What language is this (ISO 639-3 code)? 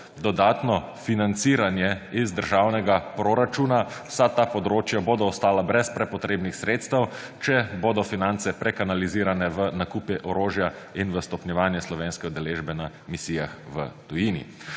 slv